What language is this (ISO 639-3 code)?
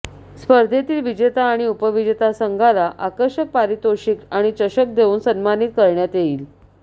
mar